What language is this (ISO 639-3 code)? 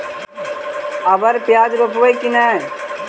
mag